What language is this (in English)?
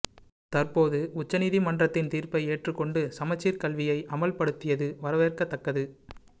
Tamil